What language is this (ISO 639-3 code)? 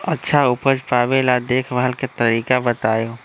mag